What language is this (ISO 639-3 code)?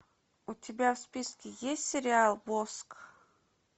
rus